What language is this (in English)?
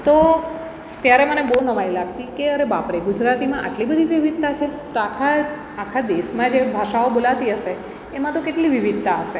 Gujarati